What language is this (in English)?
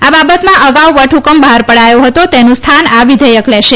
Gujarati